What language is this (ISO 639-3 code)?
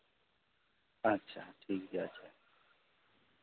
sat